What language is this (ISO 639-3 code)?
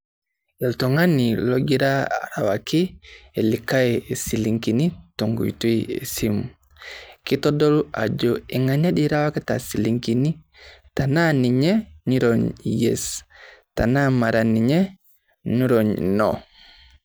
mas